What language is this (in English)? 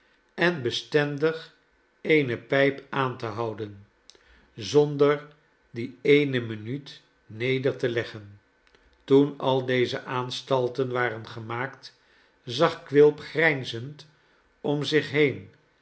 Dutch